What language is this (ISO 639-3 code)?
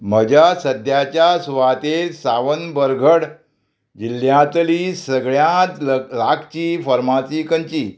kok